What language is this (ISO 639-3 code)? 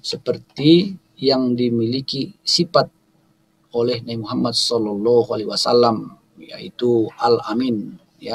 ind